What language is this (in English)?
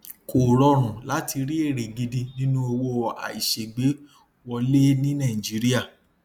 Yoruba